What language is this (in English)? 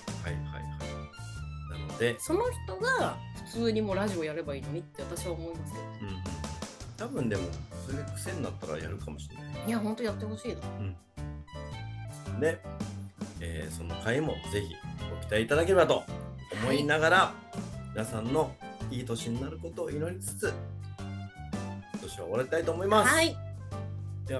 Japanese